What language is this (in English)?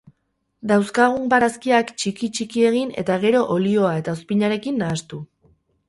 Basque